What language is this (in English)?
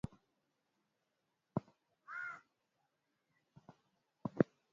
Swahili